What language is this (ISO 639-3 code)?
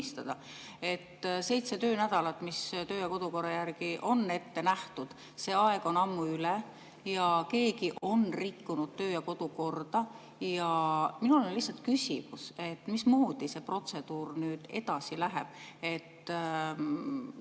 est